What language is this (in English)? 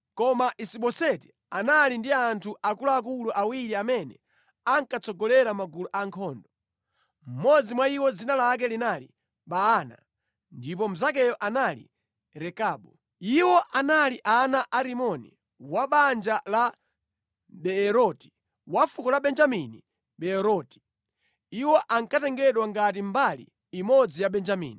Nyanja